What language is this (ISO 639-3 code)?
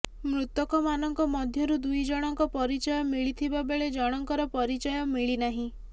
ori